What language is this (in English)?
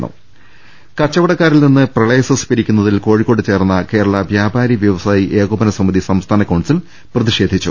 Malayalam